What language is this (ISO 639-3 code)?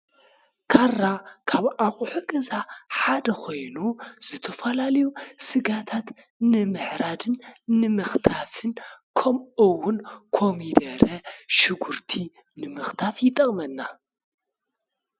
tir